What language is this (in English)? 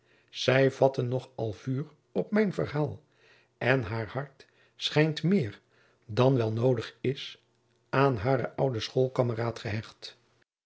Dutch